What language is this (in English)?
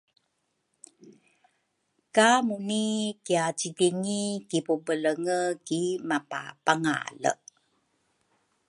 Rukai